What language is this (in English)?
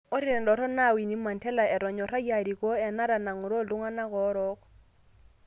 Masai